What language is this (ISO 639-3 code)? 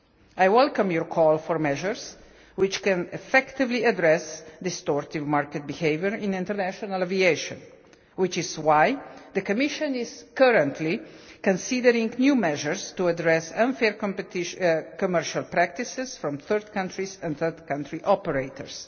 eng